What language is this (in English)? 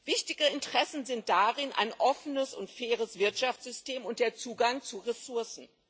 German